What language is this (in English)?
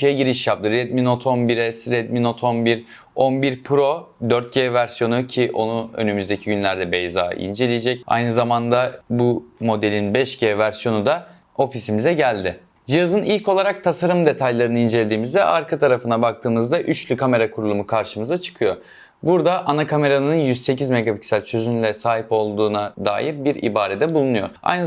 Turkish